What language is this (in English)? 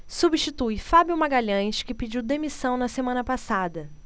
Portuguese